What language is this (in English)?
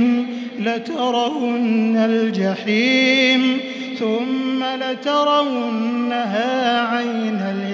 Arabic